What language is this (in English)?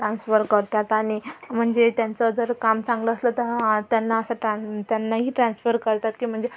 Marathi